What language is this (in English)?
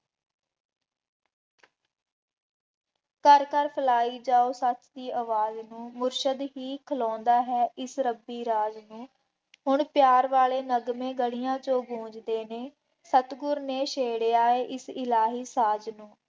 Punjabi